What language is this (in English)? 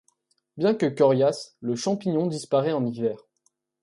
French